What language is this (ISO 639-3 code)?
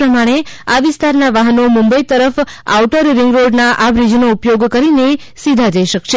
guj